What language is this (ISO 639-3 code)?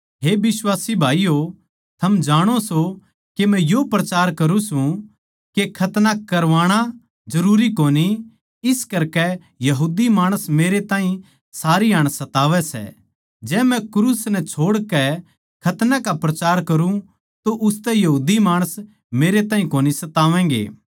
bgc